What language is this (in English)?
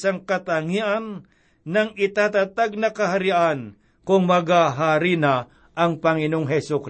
Filipino